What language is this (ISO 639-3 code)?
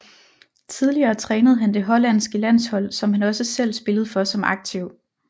dan